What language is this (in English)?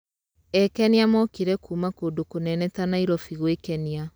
Kikuyu